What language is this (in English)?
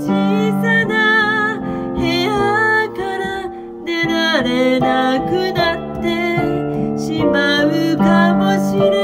Japanese